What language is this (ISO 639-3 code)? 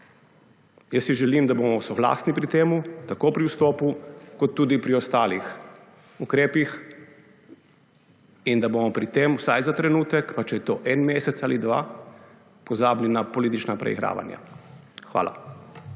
slv